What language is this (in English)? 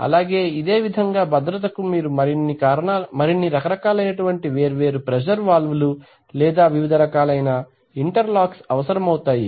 Telugu